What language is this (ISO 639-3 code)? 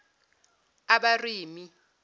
zul